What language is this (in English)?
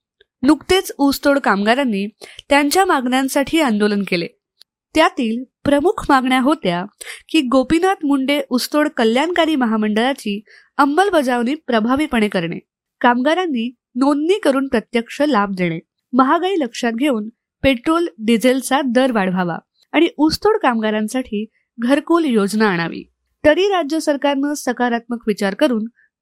Marathi